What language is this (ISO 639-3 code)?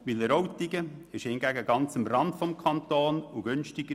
gsw